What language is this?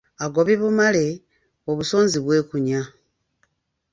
Ganda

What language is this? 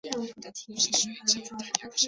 Chinese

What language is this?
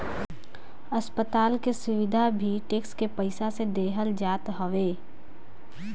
Bhojpuri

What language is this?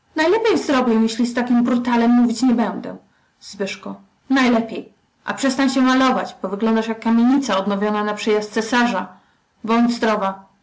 Polish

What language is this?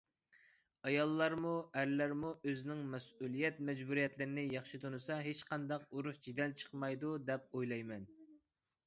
Uyghur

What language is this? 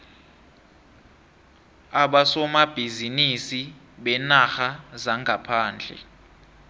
South Ndebele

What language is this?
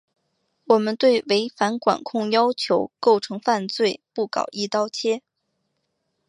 Chinese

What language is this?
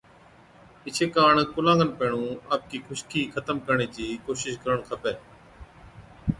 Od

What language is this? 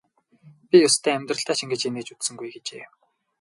Mongolian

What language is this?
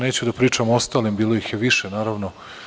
Serbian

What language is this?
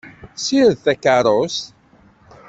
Kabyle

